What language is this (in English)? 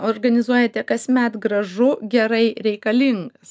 Lithuanian